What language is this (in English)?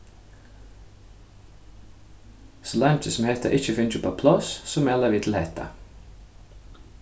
Faroese